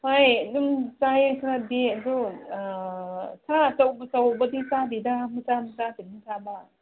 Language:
Manipuri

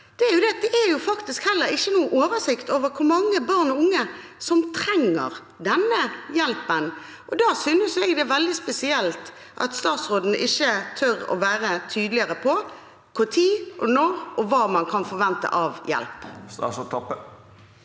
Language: Norwegian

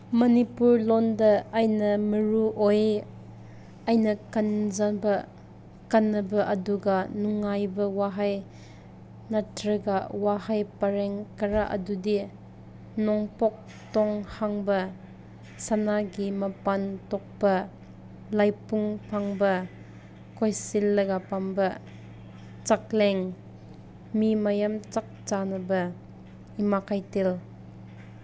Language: Manipuri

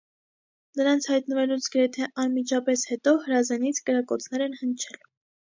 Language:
Armenian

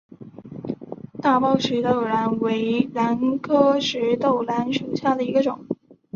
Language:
Chinese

